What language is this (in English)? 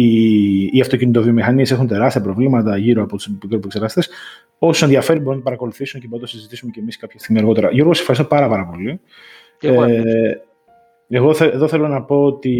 Greek